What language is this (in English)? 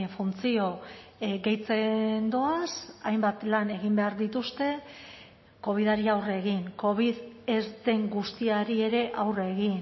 Basque